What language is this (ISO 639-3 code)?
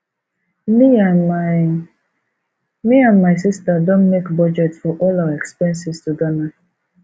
pcm